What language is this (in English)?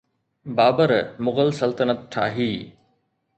Sindhi